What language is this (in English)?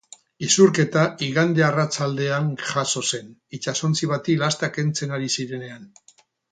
Basque